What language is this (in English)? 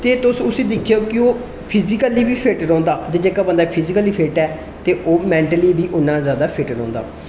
Dogri